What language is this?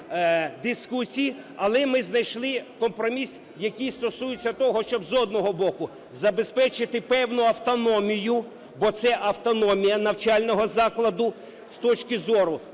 Ukrainian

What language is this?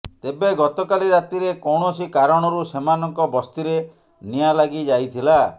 Odia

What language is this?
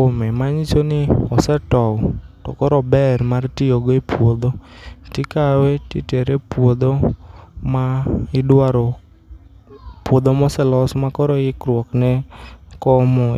Luo (Kenya and Tanzania)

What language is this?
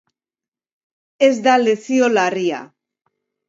Basque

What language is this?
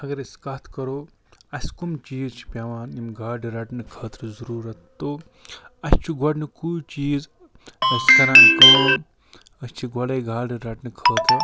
Kashmiri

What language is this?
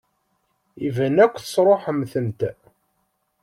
Kabyle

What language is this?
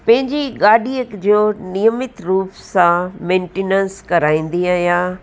Sindhi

